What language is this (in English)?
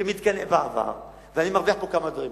Hebrew